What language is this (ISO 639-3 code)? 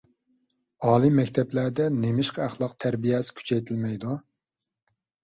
uig